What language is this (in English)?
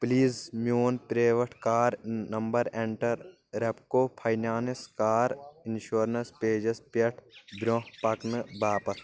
Kashmiri